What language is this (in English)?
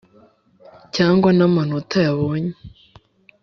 Kinyarwanda